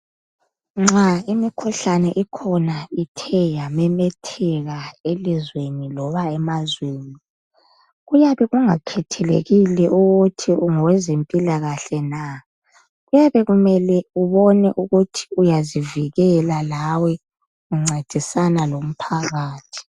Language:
North Ndebele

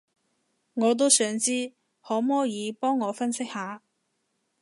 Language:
Cantonese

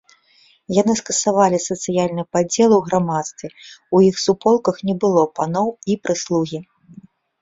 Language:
Belarusian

